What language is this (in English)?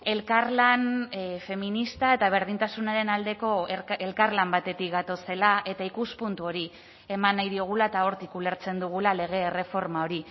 Basque